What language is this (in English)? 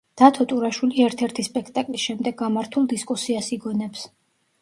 Georgian